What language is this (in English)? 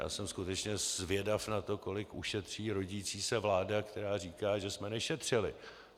Czech